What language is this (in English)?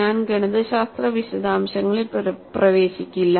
Malayalam